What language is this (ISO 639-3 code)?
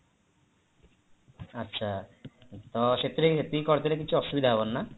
ori